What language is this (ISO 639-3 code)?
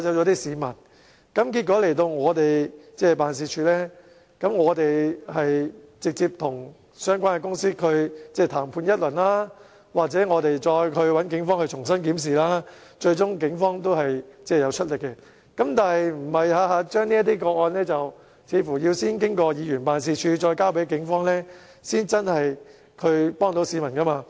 yue